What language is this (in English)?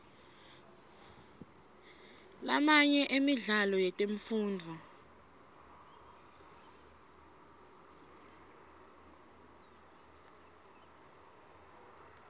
Swati